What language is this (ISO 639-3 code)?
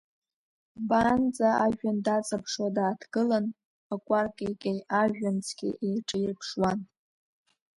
abk